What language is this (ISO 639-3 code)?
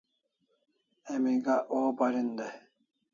kls